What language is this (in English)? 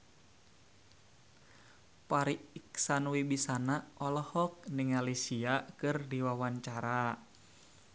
Sundanese